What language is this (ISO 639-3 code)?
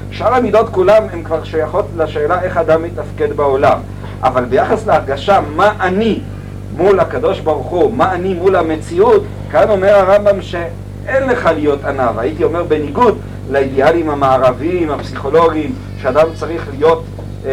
heb